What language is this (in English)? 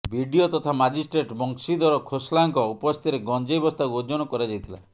Odia